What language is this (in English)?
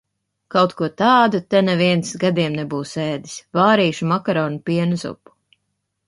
Latvian